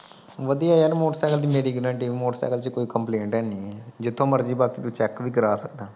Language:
Punjabi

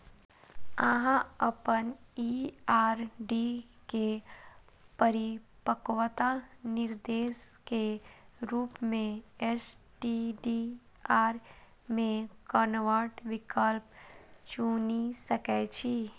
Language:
Maithili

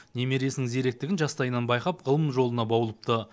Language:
Kazakh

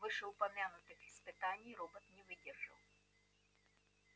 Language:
Russian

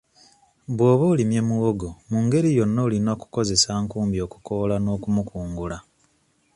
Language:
Ganda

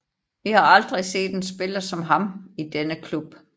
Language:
Danish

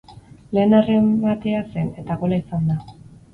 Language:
Basque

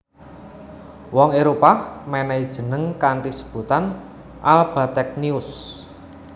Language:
Javanese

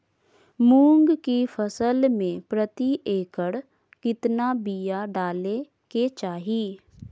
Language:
Magahi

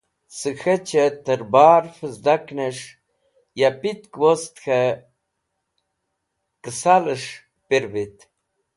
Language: Wakhi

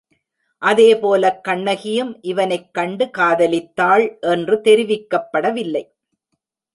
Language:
Tamil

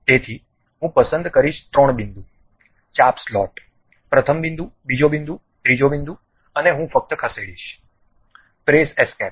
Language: Gujarati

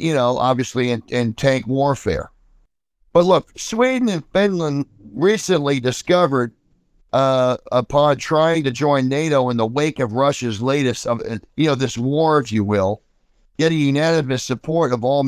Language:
English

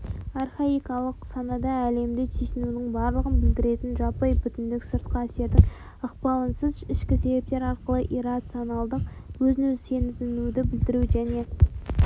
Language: Kazakh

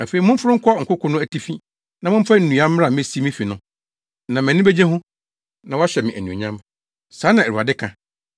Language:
Akan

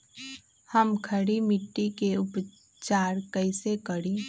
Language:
Magahi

